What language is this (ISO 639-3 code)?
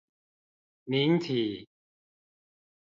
zho